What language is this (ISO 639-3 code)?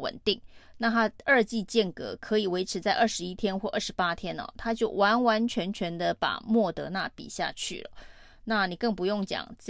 zho